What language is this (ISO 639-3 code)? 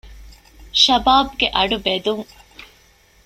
div